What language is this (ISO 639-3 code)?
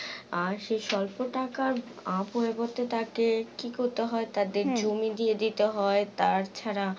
ben